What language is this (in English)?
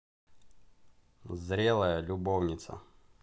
Russian